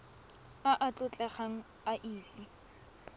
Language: Tswana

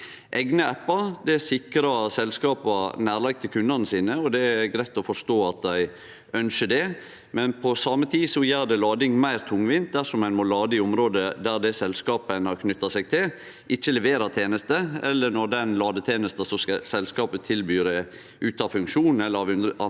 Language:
Norwegian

